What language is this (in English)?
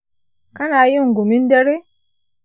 Hausa